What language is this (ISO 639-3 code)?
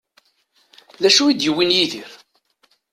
kab